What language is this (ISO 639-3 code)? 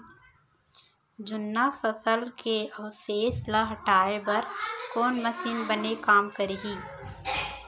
hne